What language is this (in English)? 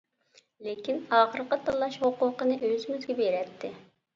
Uyghur